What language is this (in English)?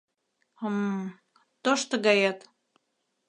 Mari